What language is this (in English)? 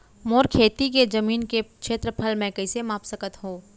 Chhattisgarhi